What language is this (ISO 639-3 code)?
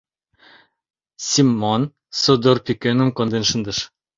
chm